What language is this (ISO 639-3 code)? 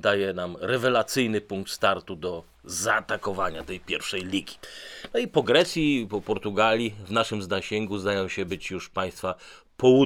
pol